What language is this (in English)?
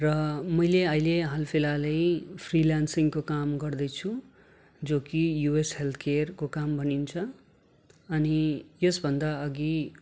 Nepali